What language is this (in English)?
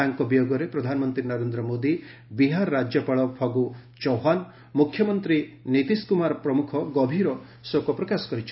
Odia